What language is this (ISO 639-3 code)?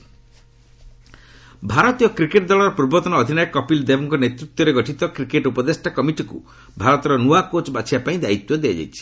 ori